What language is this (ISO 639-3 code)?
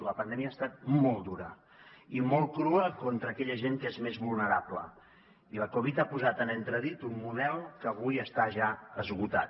cat